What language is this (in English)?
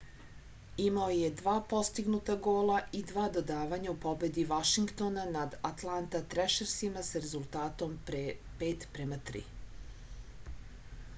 Serbian